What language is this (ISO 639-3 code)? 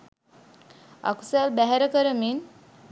sin